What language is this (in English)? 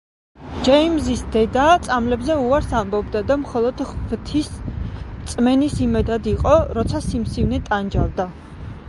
Georgian